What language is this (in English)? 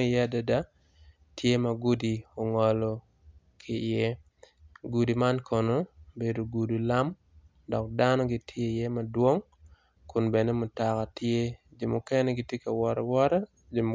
Acoli